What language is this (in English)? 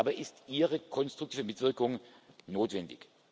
German